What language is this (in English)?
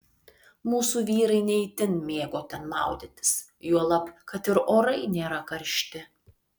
Lithuanian